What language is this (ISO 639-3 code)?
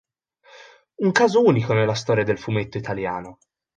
ita